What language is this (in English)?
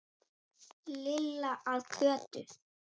Icelandic